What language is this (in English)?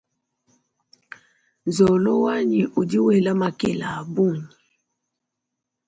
Luba-Lulua